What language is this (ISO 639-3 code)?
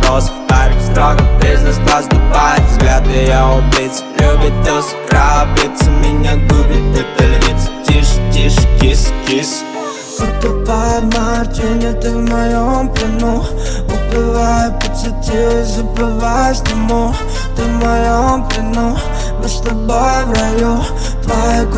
rus